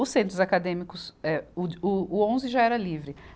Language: Portuguese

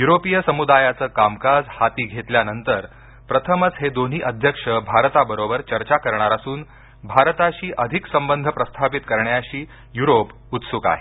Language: Marathi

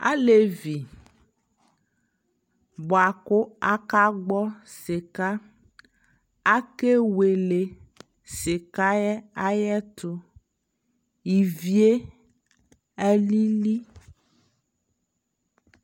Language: Ikposo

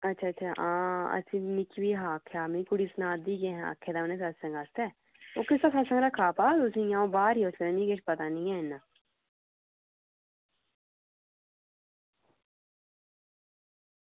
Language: Dogri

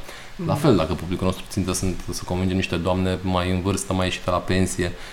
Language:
Romanian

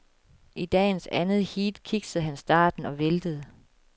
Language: Danish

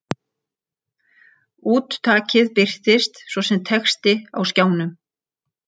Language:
Icelandic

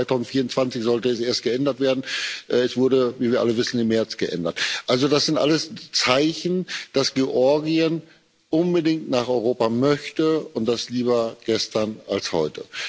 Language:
German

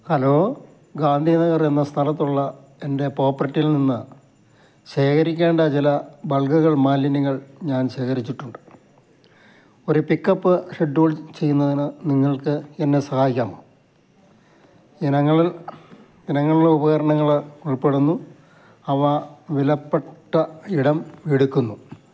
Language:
Malayalam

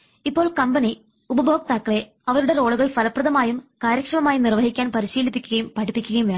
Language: Malayalam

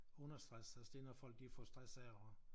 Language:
Danish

